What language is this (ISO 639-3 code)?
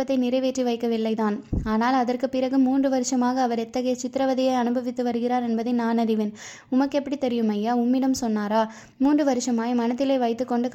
tam